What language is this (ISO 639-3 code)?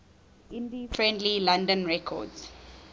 eng